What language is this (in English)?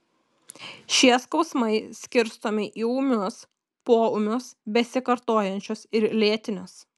Lithuanian